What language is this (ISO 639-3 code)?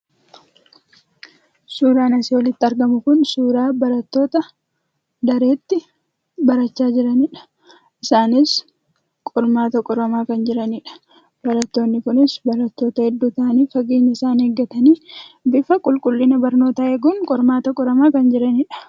orm